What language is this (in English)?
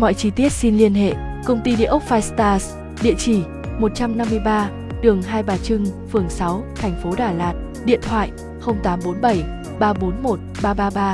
Vietnamese